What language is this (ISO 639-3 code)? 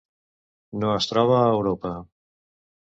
cat